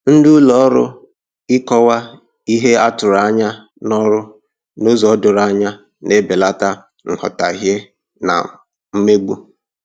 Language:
Igbo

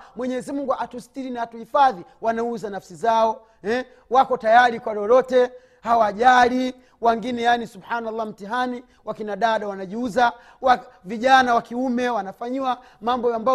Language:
Swahili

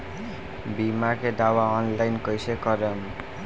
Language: Bhojpuri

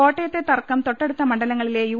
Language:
Malayalam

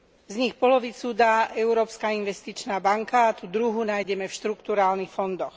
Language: Slovak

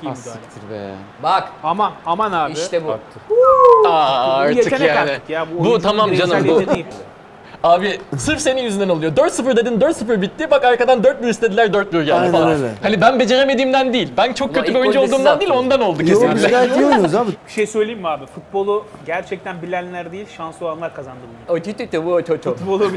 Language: Turkish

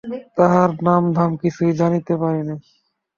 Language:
Bangla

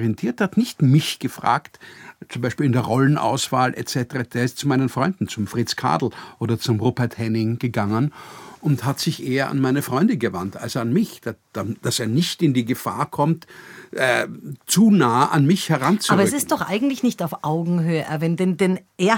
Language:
German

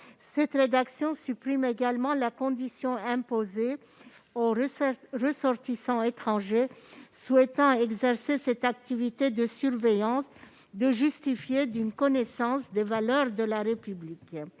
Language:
French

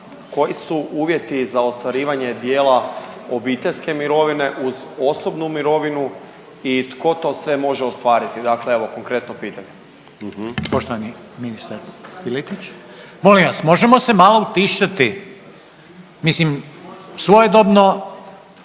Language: Croatian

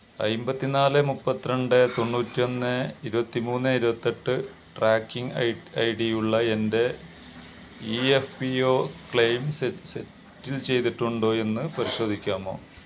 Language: Malayalam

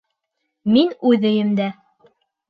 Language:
Bashkir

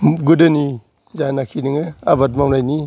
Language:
Bodo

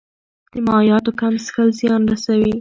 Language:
Pashto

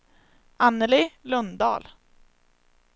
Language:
Swedish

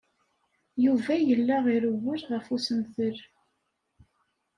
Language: Kabyle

